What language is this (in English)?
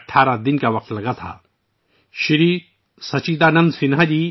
Urdu